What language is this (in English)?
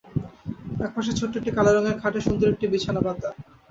Bangla